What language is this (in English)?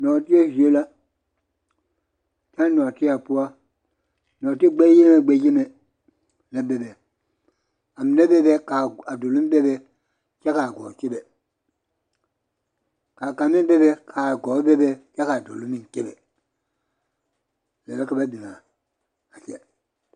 Southern Dagaare